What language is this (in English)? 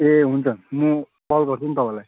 Nepali